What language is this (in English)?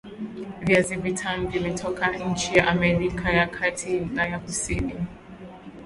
Swahili